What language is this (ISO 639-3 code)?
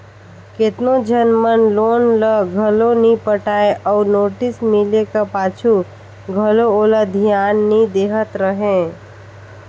hne